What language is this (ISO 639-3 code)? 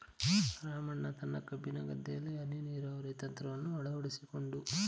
kan